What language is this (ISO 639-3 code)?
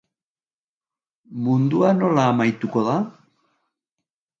eus